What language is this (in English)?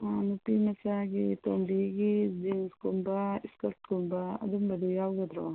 Manipuri